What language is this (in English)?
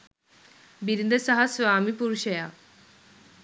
Sinhala